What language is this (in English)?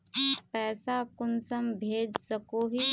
Magahi